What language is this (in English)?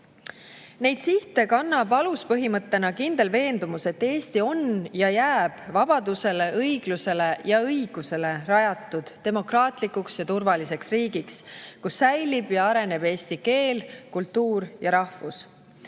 Estonian